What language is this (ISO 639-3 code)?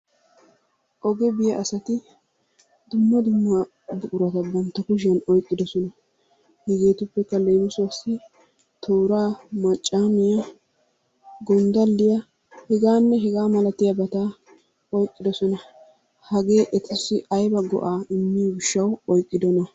wal